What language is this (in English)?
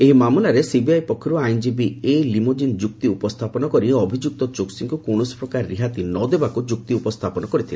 Odia